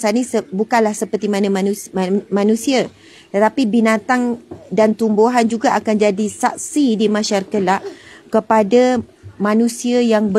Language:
Malay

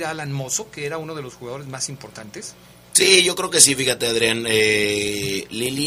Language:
Spanish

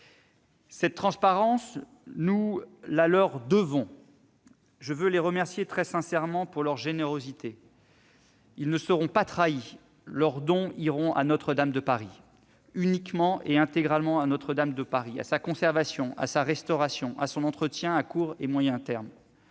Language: French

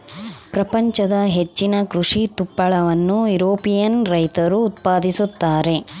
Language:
Kannada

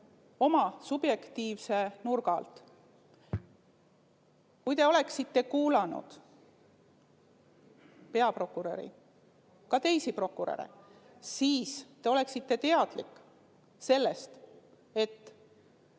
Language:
Estonian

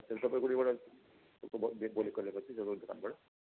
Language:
Nepali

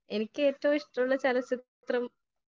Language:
Malayalam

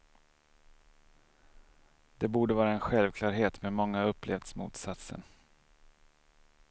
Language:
Swedish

